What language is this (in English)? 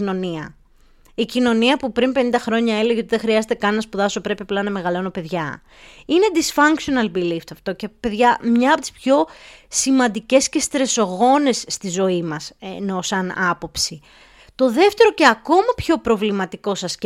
Greek